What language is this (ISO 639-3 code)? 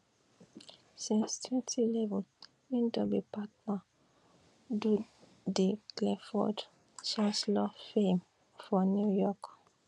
pcm